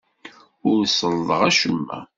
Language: Kabyle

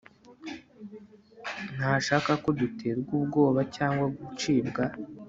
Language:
Kinyarwanda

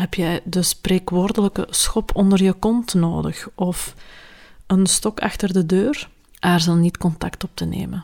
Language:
Dutch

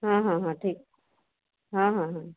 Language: Odia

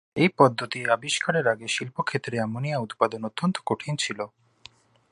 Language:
Bangla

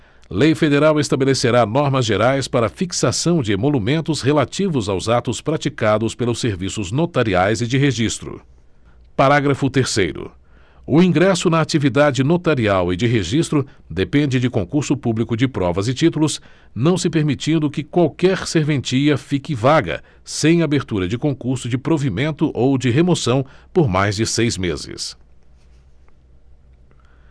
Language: Portuguese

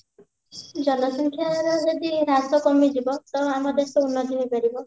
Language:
Odia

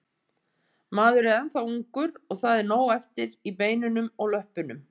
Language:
Icelandic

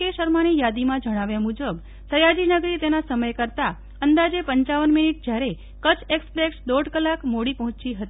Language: Gujarati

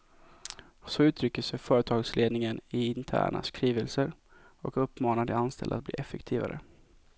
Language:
Swedish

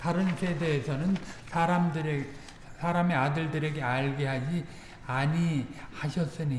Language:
Korean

